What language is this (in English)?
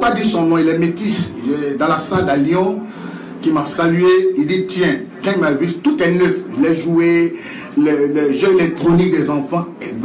French